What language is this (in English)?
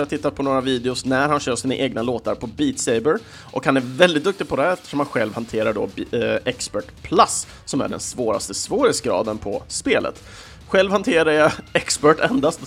Swedish